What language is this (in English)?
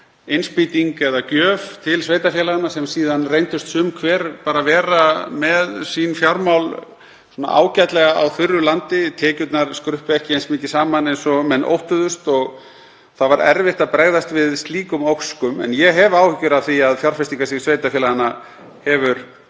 Icelandic